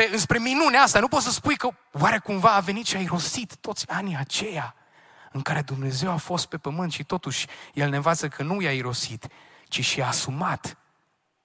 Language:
Romanian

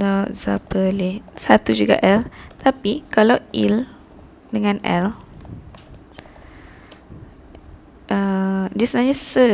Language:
Malay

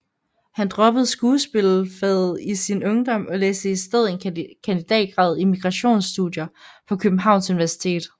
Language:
Danish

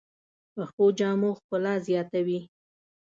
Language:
Pashto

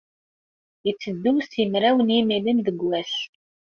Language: Kabyle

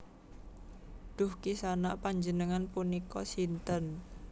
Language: Javanese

